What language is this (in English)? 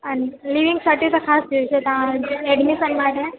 Gujarati